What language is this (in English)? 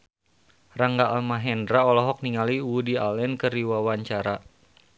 Sundanese